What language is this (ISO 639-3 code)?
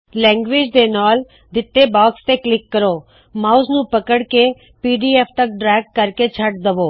pan